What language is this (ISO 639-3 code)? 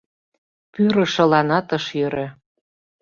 chm